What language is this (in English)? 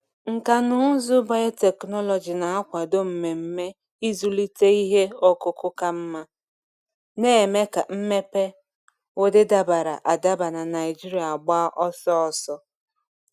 Igbo